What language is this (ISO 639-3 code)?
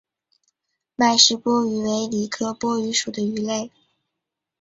zho